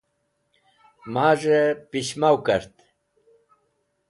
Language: Wakhi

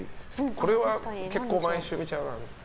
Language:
Japanese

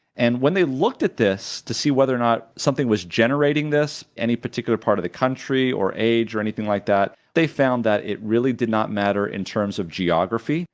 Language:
English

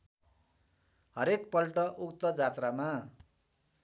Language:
Nepali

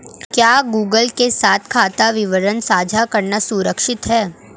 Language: Hindi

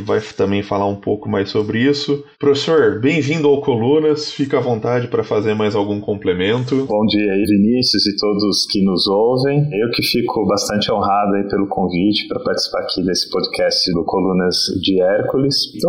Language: Portuguese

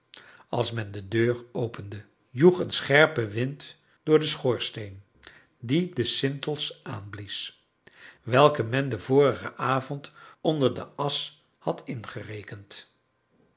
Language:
Dutch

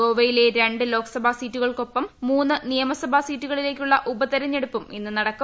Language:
Malayalam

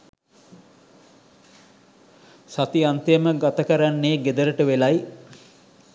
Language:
Sinhala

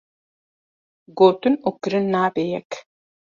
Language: Kurdish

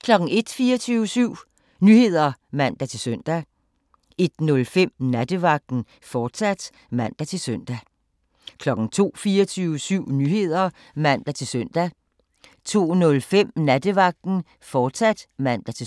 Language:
Danish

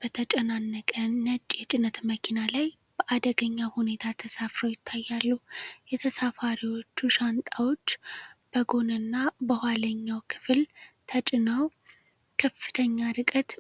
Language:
Amharic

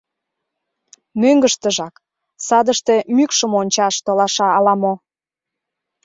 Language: Mari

